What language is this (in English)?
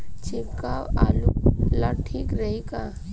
Bhojpuri